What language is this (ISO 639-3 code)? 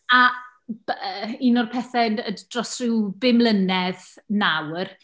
cym